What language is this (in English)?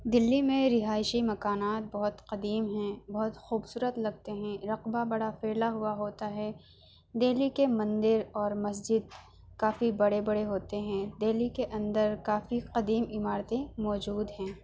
Urdu